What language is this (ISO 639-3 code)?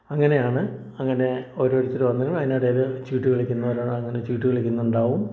mal